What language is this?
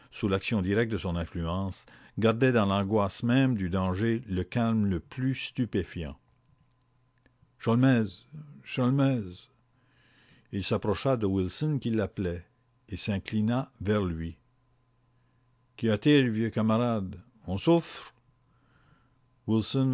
French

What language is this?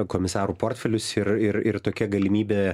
Lithuanian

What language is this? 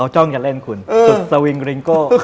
Thai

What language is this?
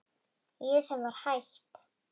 Icelandic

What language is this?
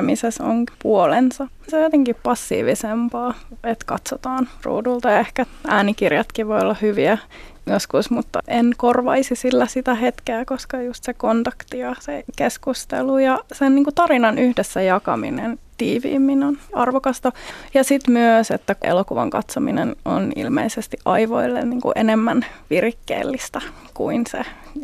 Finnish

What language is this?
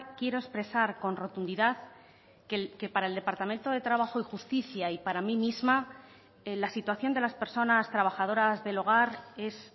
Spanish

